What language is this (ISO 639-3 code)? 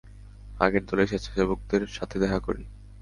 ben